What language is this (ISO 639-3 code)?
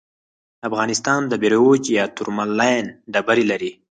pus